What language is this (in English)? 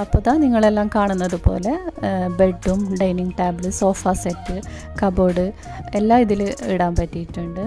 Malayalam